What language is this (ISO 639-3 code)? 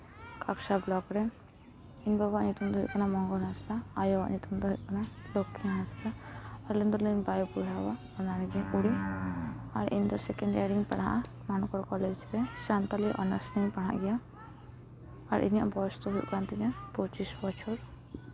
sat